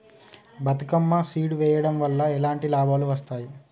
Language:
Telugu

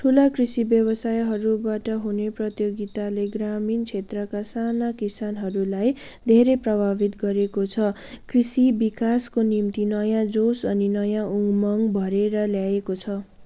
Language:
Nepali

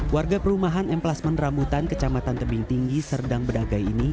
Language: Indonesian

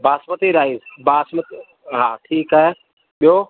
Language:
Sindhi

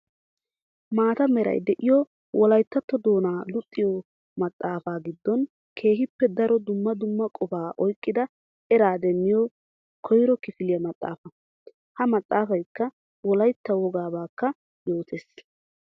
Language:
Wolaytta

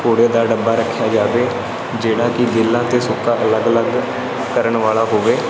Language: Punjabi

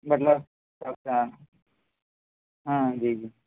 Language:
Urdu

